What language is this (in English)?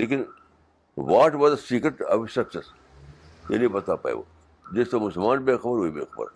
Urdu